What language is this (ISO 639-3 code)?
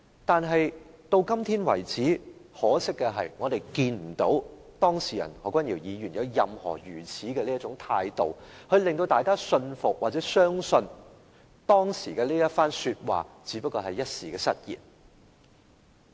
yue